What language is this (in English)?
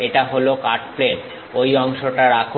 Bangla